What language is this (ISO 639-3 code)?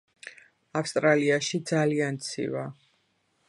kat